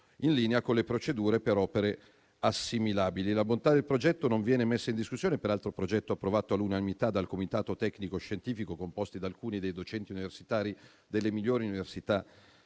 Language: Italian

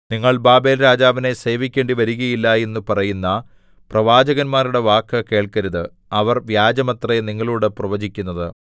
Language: Malayalam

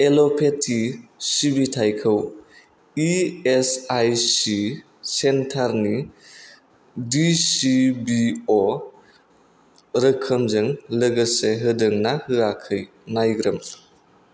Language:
Bodo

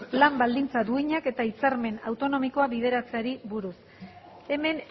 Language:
Basque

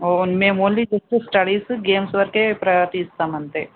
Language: Telugu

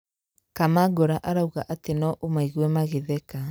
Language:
Kikuyu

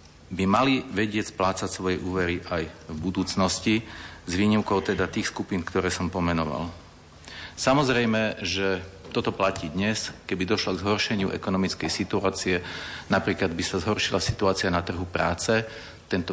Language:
Slovak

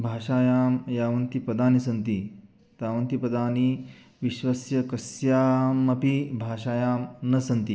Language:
Sanskrit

